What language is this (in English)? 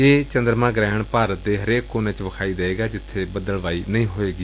Punjabi